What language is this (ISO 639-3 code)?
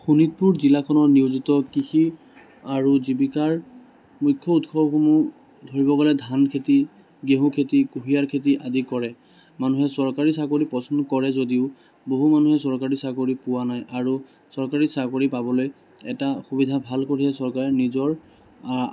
asm